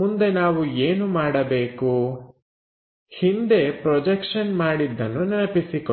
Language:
Kannada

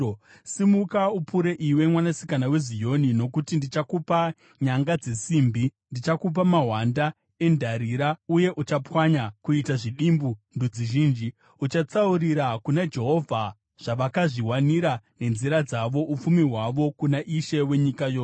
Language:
Shona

